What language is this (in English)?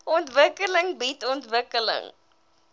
Afrikaans